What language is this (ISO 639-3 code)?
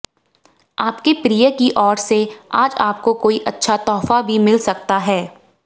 hin